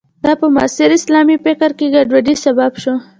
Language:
Pashto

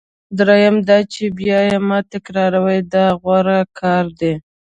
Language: Pashto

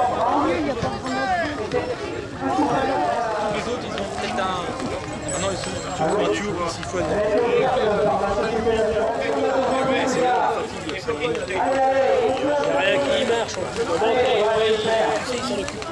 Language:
French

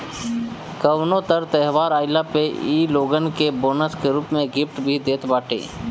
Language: Bhojpuri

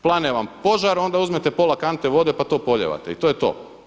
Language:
Croatian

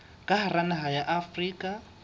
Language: Southern Sotho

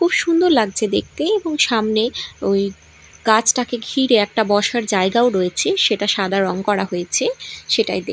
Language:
Bangla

